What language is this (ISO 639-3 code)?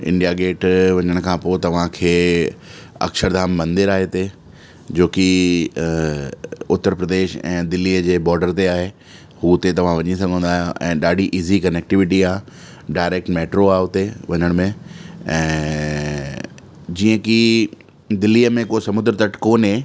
snd